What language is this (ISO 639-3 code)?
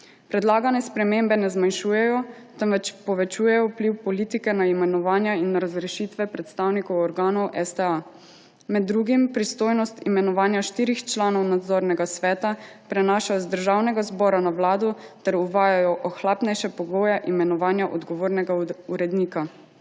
slv